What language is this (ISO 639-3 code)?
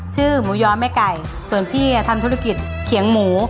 tha